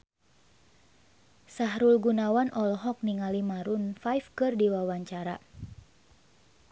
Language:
Sundanese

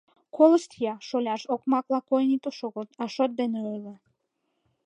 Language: Mari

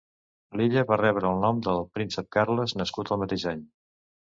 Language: Catalan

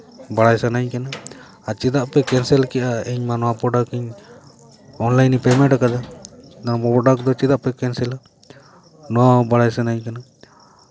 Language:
Santali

